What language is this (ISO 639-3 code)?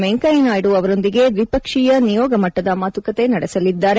kan